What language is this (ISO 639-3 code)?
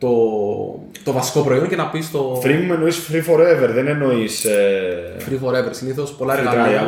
ell